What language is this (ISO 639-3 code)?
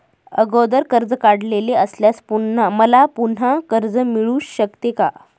mar